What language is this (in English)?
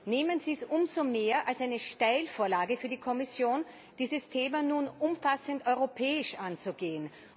German